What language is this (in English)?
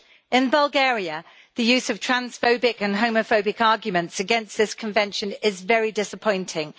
English